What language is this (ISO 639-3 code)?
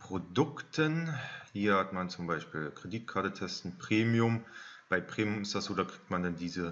deu